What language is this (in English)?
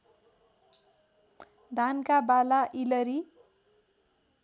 Nepali